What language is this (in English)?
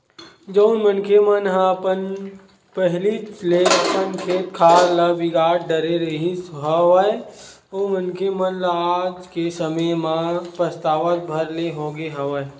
Chhattisgarhi